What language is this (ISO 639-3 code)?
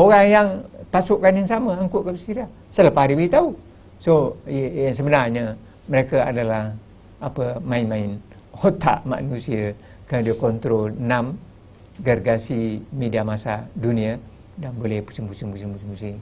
msa